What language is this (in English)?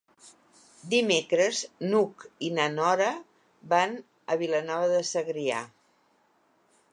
Catalan